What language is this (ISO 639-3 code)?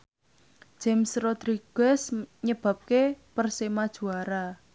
jav